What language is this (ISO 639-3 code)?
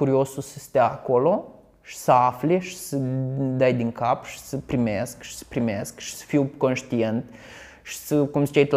ron